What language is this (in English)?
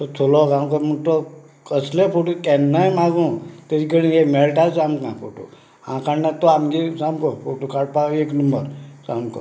Konkani